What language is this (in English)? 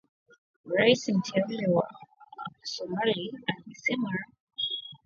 Swahili